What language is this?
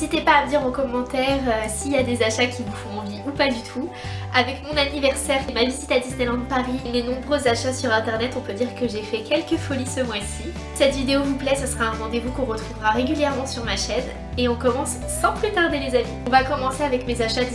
French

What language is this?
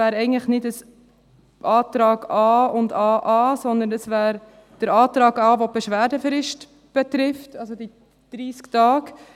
Swiss German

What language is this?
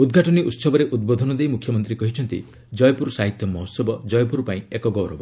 Odia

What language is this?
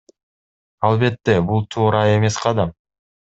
Kyrgyz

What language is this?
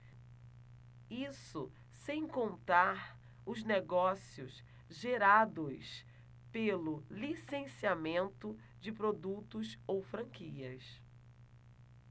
Portuguese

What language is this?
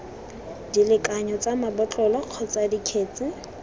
Tswana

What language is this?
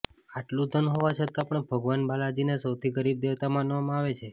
Gujarati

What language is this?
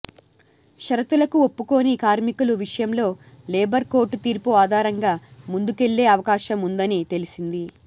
Telugu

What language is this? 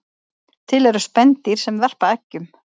Icelandic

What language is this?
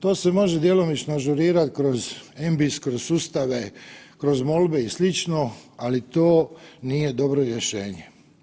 Croatian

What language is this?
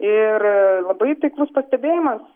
Lithuanian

